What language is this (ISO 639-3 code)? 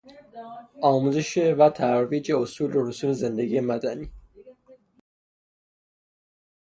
fas